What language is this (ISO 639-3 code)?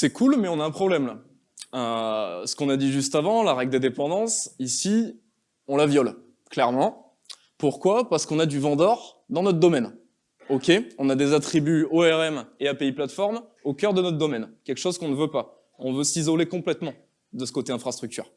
fra